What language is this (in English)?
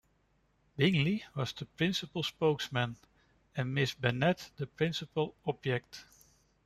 English